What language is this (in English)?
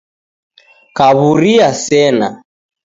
Taita